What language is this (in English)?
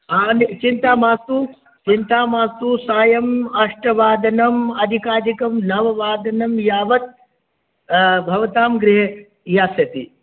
Sanskrit